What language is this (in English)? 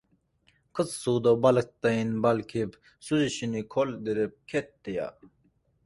Uzbek